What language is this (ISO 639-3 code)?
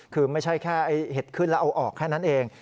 tha